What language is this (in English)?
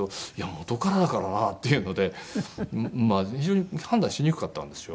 Japanese